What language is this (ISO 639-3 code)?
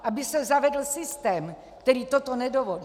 ces